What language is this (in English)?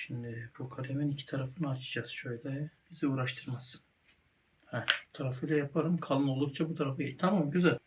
Turkish